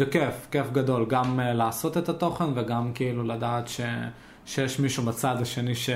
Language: Hebrew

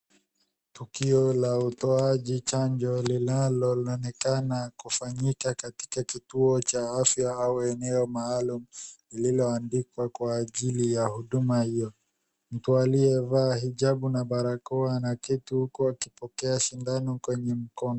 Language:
Swahili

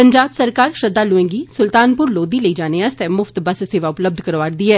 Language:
Dogri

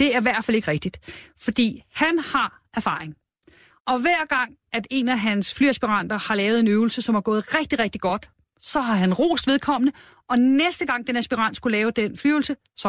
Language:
Danish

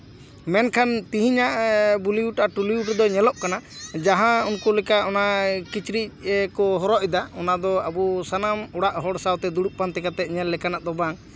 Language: Santali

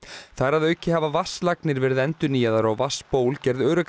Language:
Icelandic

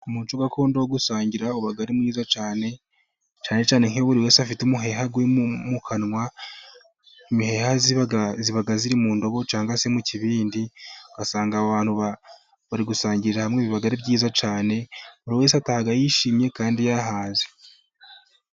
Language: Kinyarwanda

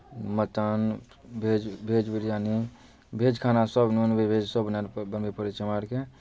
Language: Maithili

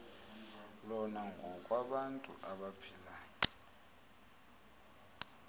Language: Xhosa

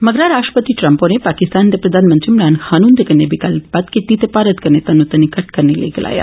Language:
Dogri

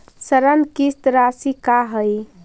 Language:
Magahi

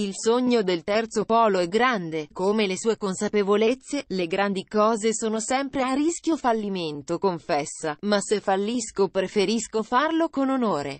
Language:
Italian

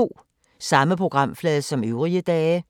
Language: Danish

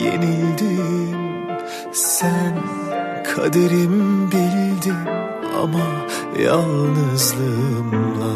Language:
Turkish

